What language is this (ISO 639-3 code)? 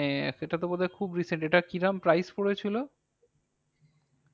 ben